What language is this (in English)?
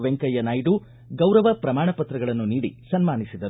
Kannada